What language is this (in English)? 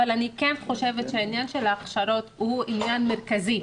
Hebrew